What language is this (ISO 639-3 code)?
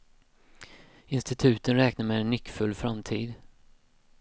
swe